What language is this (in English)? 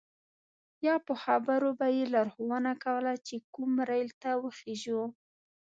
Pashto